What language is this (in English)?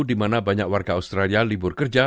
Indonesian